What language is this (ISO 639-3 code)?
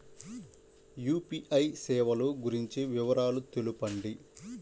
tel